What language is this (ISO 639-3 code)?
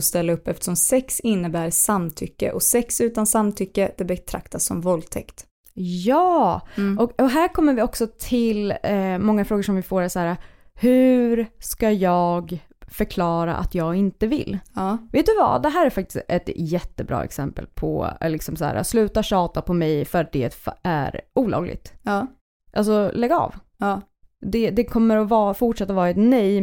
swe